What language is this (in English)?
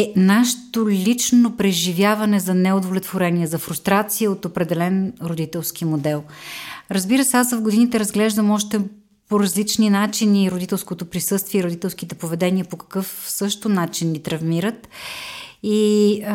Bulgarian